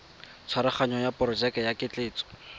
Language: Tswana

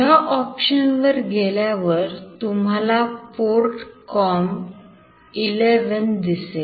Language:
Marathi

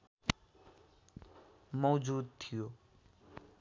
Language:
Nepali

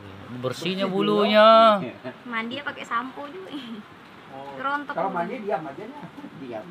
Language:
Indonesian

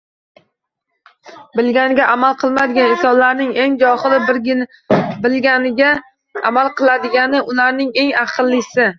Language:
Uzbek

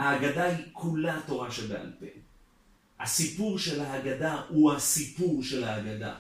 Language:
Hebrew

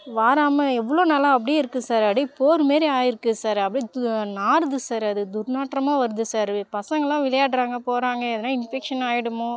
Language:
Tamil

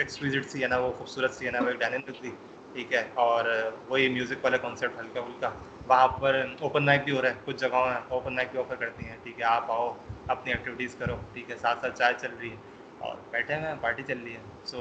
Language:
Urdu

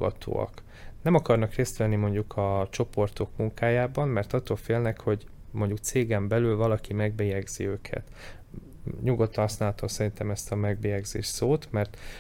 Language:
Hungarian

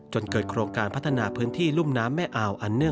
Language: Thai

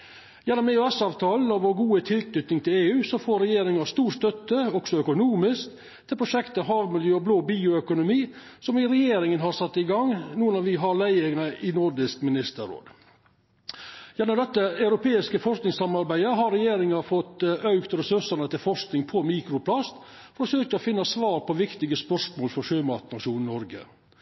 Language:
Norwegian Nynorsk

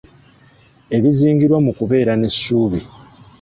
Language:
Ganda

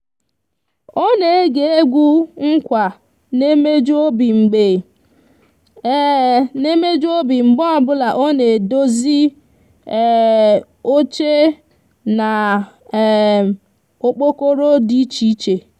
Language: Igbo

